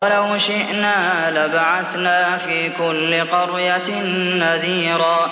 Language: Arabic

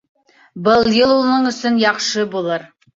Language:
Bashkir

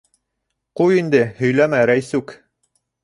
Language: Bashkir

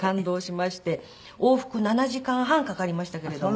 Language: Japanese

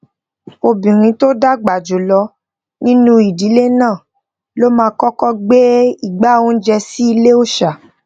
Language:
Yoruba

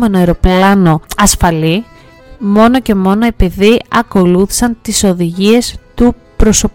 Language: Greek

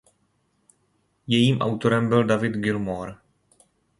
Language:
Czech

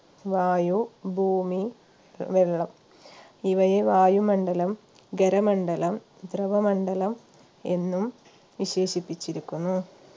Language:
Malayalam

